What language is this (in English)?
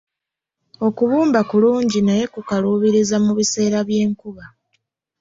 Ganda